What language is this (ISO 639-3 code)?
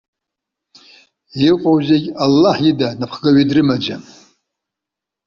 abk